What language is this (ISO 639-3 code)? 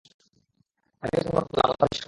ben